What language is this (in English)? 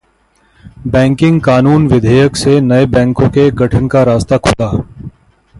Hindi